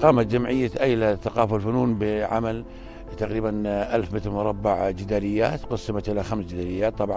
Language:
Arabic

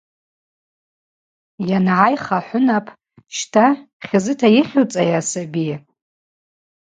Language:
Abaza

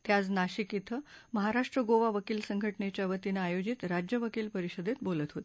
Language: Marathi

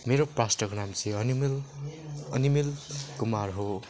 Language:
Nepali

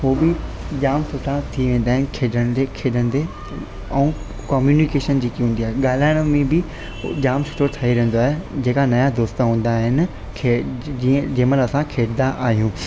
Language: Sindhi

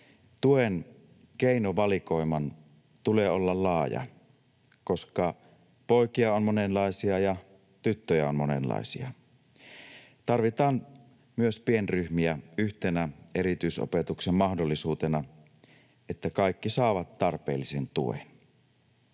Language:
Finnish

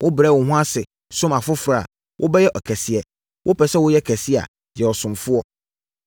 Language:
Akan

